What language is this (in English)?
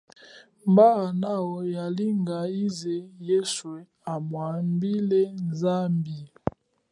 Chokwe